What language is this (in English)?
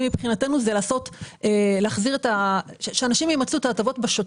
Hebrew